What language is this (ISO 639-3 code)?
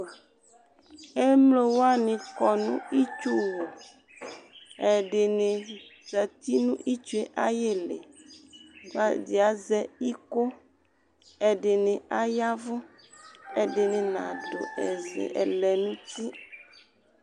kpo